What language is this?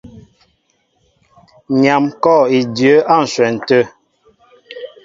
Mbo (Cameroon)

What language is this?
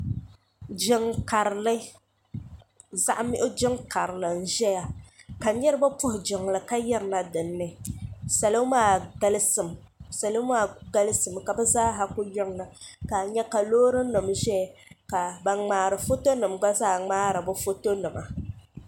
Dagbani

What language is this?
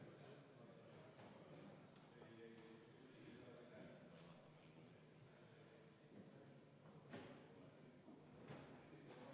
Estonian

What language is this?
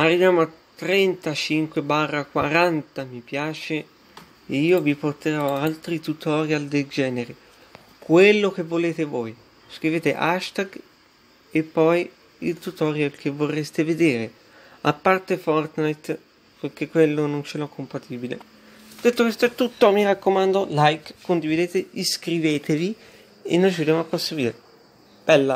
Italian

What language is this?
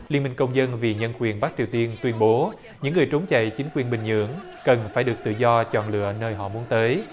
Vietnamese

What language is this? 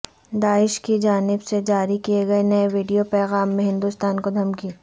Urdu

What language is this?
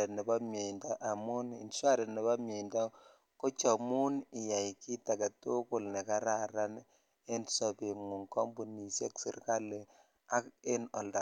Kalenjin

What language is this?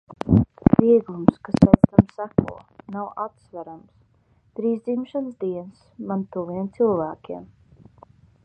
Latvian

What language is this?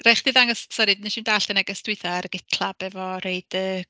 Welsh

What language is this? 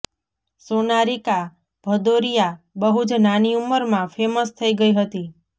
Gujarati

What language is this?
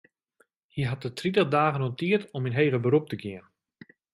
Western Frisian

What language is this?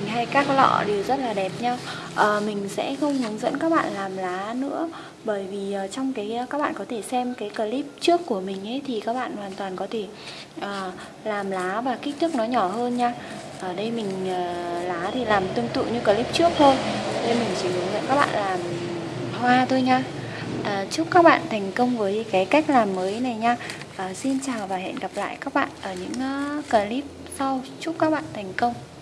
Vietnamese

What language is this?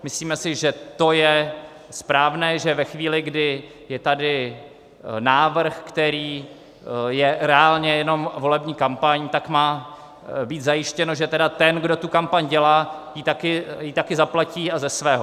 Czech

